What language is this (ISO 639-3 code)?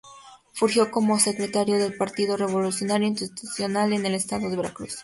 spa